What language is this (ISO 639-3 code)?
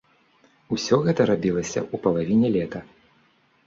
bel